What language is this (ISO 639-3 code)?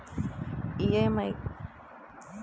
tel